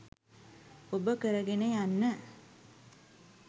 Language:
Sinhala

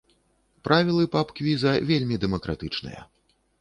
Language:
Belarusian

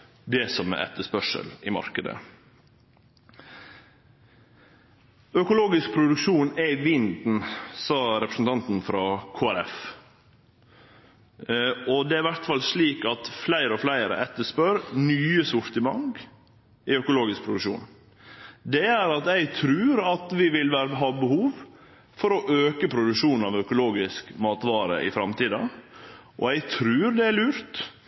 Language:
Norwegian Nynorsk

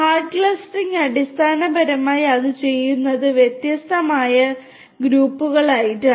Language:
Malayalam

